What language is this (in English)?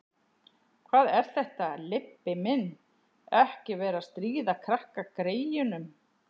Icelandic